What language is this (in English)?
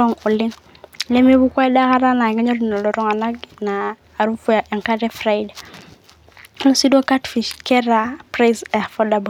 Masai